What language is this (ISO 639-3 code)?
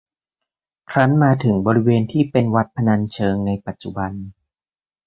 tha